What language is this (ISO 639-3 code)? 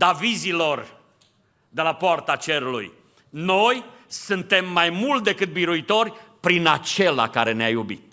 ron